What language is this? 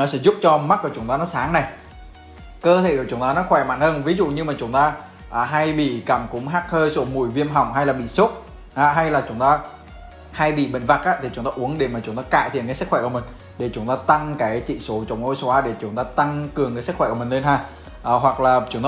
Vietnamese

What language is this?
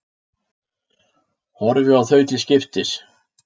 Icelandic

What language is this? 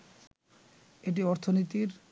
Bangla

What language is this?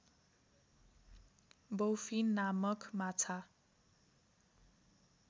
Nepali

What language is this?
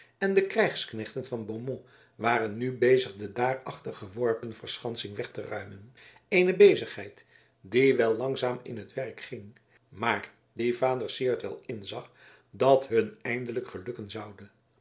Dutch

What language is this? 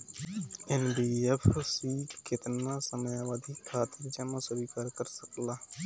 Bhojpuri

